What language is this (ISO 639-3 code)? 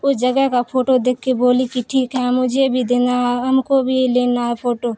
urd